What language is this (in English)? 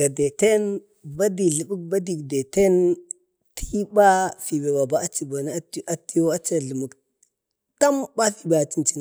Bade